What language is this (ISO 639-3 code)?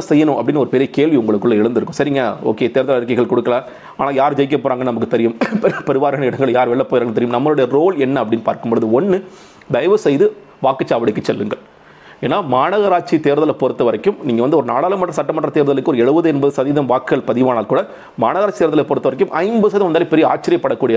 tam